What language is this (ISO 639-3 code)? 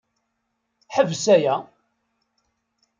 kab